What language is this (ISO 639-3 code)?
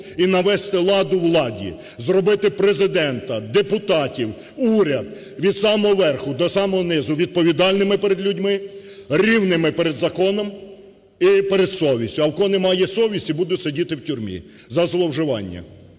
ukr